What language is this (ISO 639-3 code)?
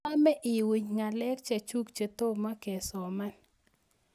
kln